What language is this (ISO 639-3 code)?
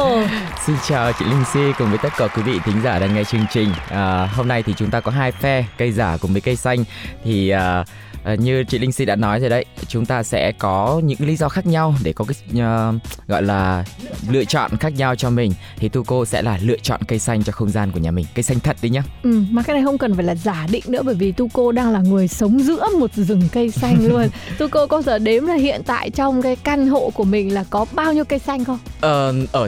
vie